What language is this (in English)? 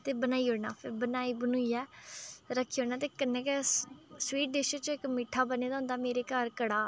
Dogri